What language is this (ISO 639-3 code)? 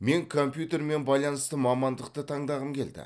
kaz